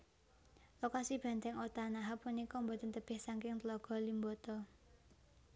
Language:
Javanese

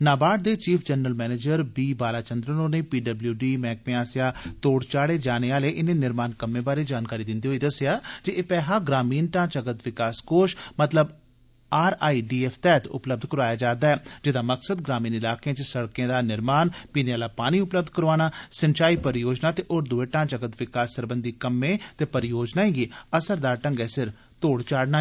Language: Dogri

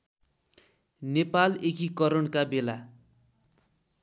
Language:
Nepali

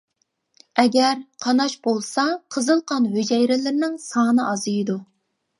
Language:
Uyghur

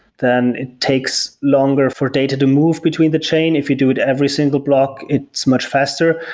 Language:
English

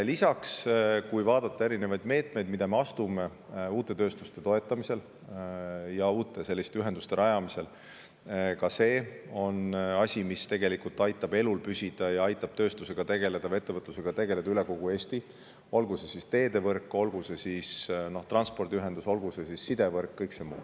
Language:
Estonian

